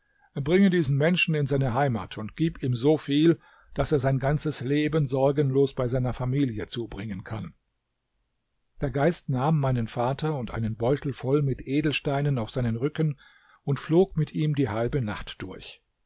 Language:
German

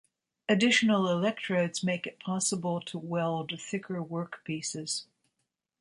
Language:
English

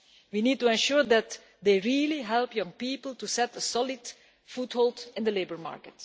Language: English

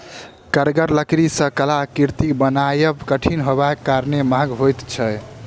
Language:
Maithili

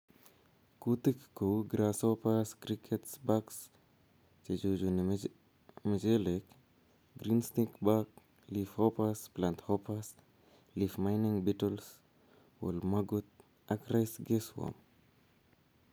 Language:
Kalenjin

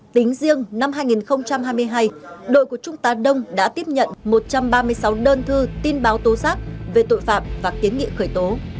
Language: Vietnamese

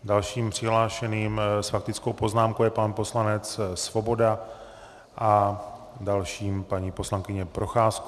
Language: Czech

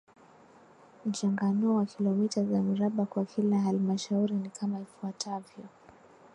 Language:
Swahili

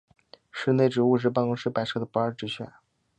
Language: Chinese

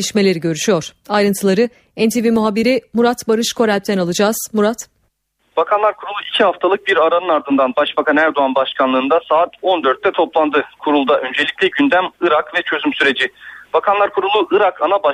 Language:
Turkish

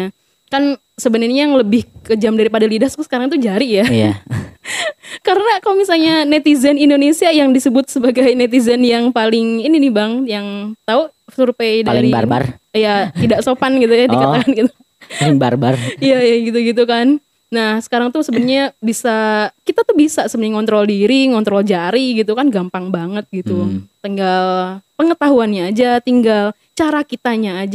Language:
Indonesian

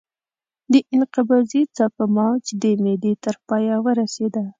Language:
Pashto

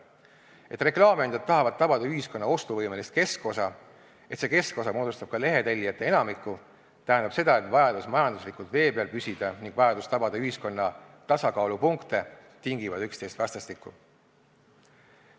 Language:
Estonian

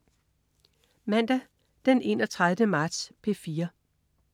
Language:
Danish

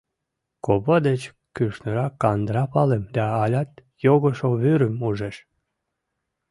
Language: Mari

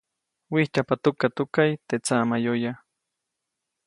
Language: Copainalá Zoque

